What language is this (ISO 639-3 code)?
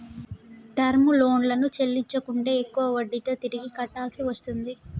tel